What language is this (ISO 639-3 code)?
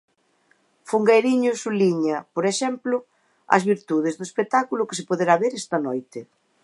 glg